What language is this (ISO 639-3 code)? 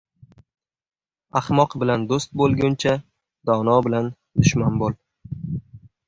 uzb